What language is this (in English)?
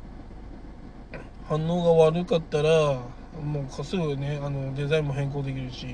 Japanese